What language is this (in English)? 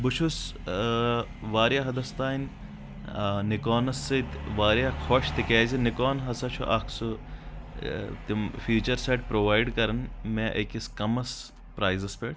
Kashmiri